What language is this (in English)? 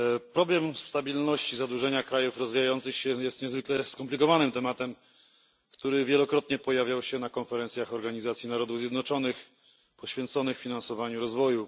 Polish